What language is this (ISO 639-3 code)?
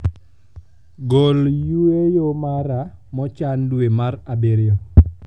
luo